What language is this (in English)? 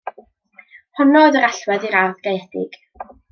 Welsh